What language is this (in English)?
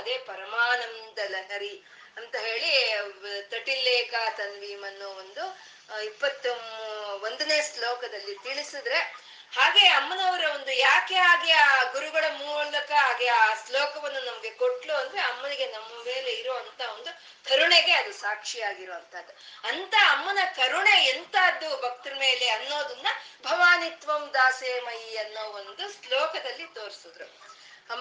Kannada